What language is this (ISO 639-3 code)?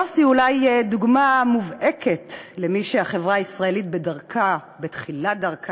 heb